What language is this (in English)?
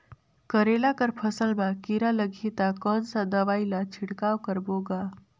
Chhattisgarhi